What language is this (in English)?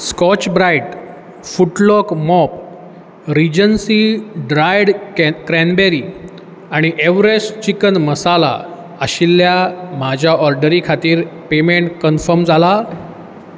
Konkani